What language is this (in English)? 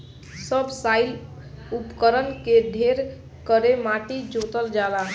Bhojpuri